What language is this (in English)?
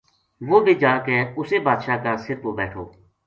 Gujari